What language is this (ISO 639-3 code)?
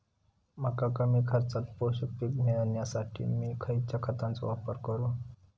mar